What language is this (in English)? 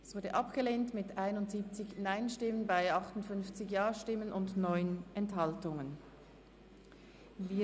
Swiss German